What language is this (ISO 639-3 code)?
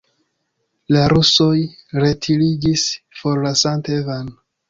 epo